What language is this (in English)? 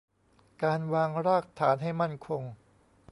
Thai